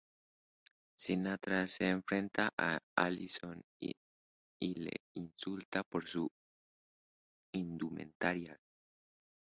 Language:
Spanish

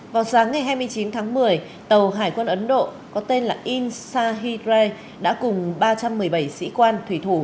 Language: Vietnamese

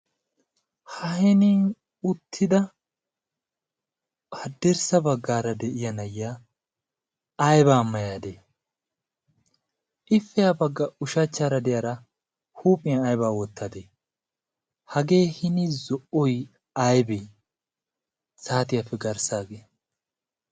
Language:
Wolaytta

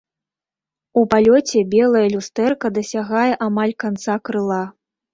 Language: Belarusian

